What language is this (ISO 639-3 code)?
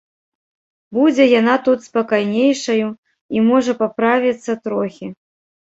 bel